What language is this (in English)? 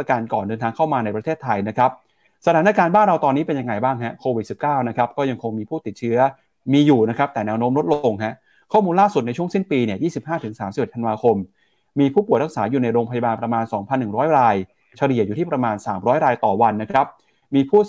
Thai